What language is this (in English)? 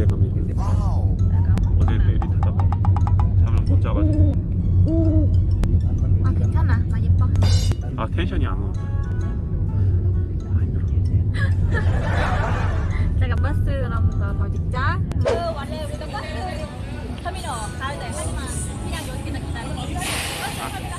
Korean